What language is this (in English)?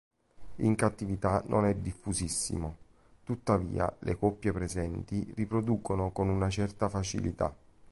Italian